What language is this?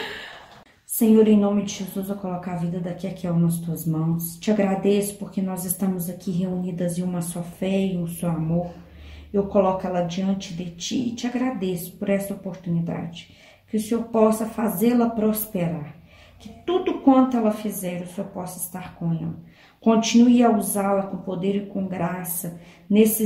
Portuguese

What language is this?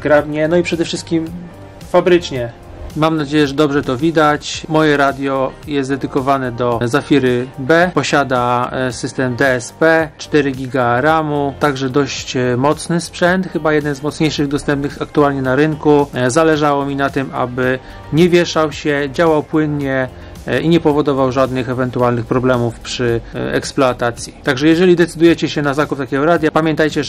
Polish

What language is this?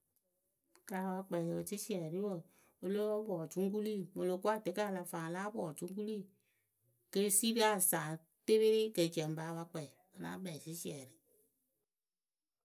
Akebu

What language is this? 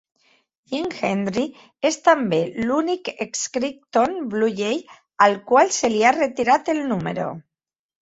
Catalan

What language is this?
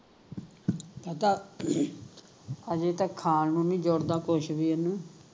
Punjabi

